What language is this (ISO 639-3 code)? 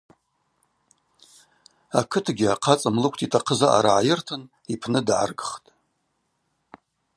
abq